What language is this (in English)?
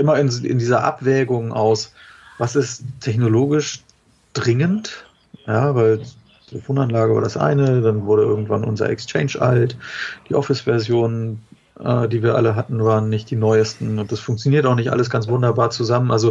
German